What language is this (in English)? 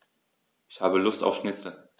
German